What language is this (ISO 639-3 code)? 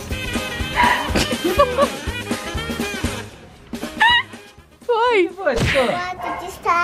por